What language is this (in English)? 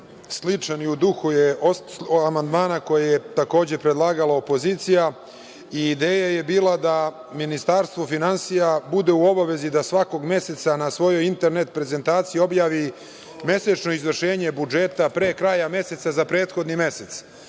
Serbian